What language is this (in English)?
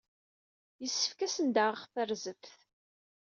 Kabyle